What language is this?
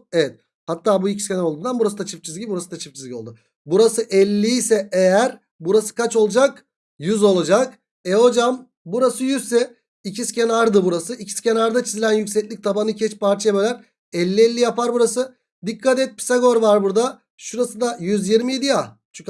Turkish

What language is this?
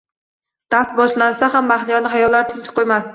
Uzbek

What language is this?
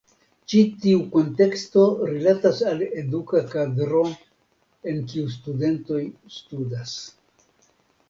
Esperanto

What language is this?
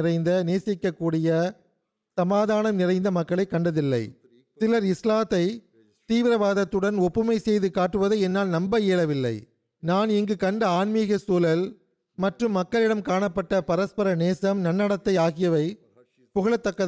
Tamil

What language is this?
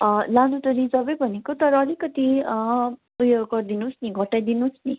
Nepali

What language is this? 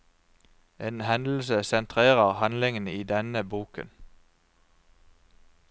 Norwegian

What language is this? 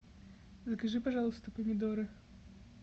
Russian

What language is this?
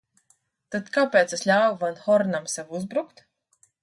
Latvian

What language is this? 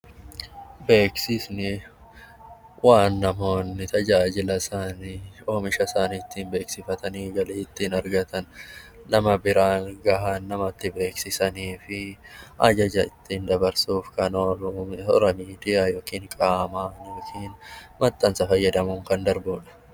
Oromo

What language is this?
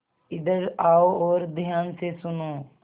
Hindi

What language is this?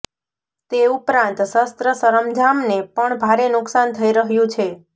Gujarati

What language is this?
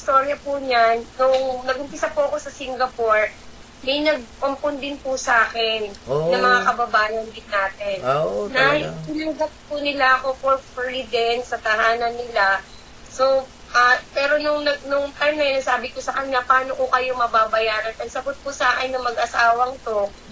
Filipino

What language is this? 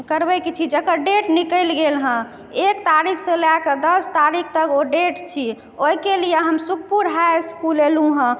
Maithili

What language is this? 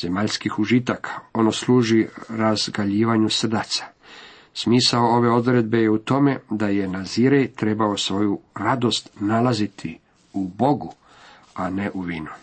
Croatian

